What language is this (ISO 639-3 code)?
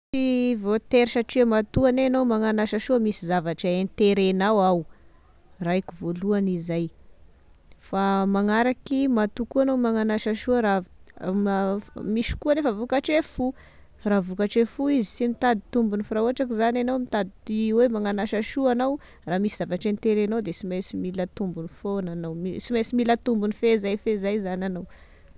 tkg